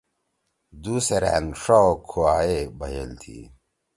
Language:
Torwali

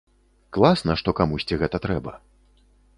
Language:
Belarusian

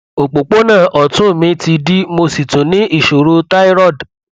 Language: Yoruba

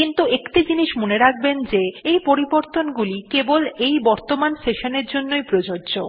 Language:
Bangla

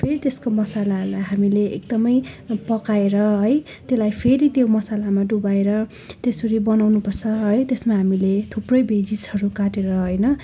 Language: Nepali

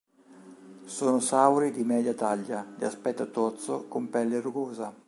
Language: Italian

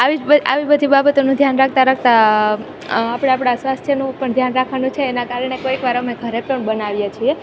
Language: Gujarati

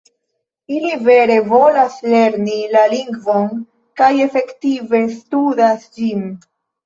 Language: Esperanto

